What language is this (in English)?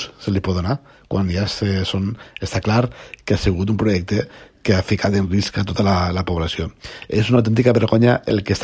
Spanish